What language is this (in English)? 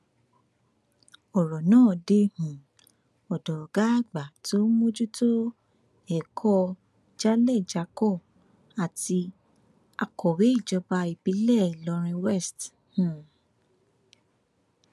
Yoruba